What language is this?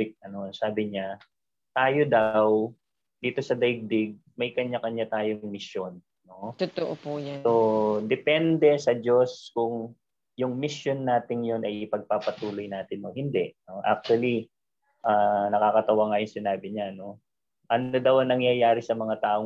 Filipino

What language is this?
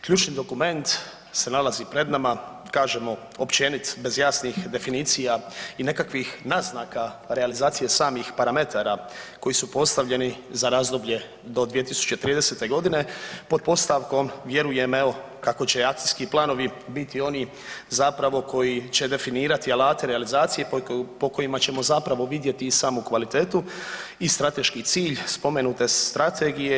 Croatian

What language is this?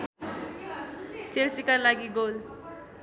Nepali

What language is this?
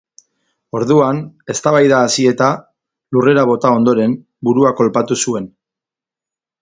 Basque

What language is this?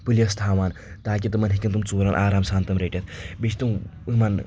Kashmiri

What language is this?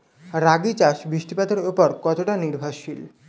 Bangla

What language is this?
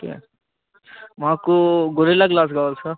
Telugu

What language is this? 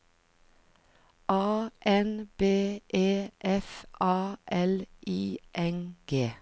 Norwegian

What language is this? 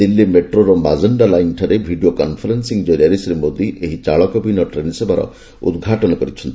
Odia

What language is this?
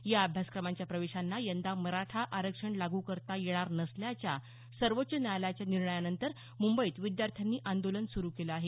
Marathi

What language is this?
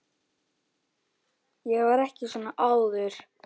Icelandic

